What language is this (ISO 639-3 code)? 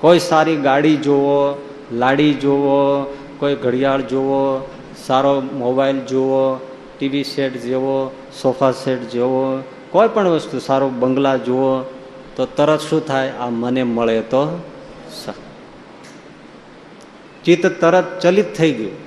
guj